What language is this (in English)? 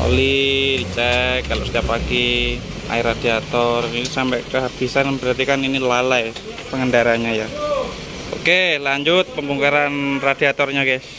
Indonesian